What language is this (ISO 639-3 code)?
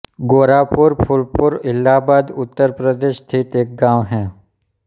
hin